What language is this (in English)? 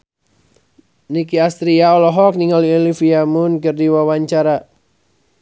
Sundanese